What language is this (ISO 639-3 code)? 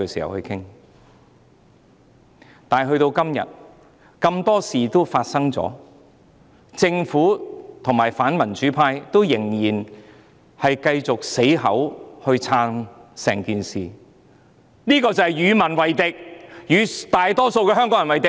yue